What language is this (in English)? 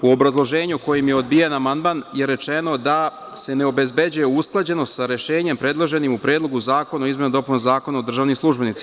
Serbian